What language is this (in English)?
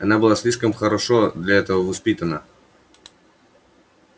Russian